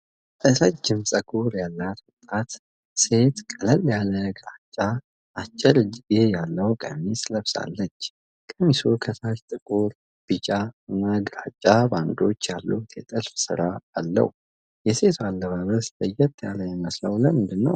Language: Amharic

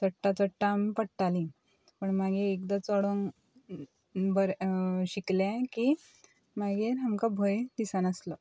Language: Konkani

